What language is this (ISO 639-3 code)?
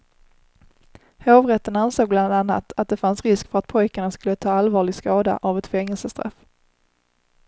swe